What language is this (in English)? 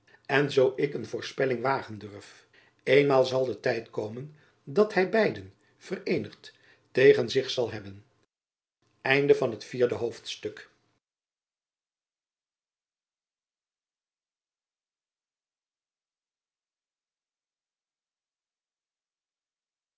Dutch